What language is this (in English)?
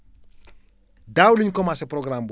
Wolof